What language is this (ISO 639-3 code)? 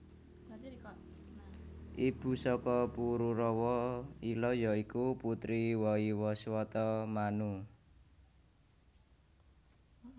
jav